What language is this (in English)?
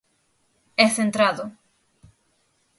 Galician